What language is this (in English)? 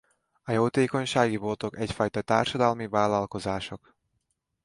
Hungarian